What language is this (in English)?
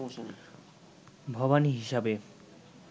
Bangla